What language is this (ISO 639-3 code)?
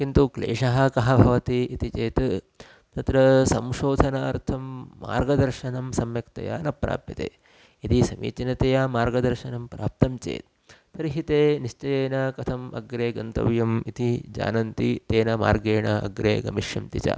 san